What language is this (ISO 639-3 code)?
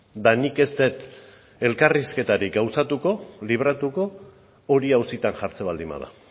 eus